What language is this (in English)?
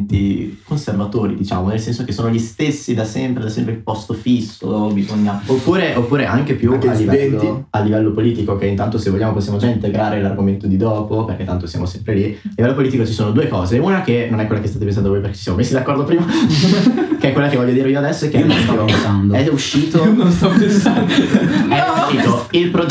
Italian